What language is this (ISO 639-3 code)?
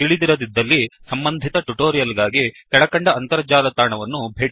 kan